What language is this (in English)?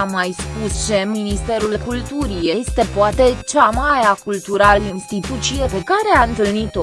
Romanian